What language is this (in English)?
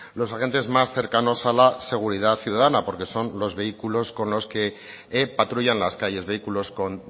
Spanish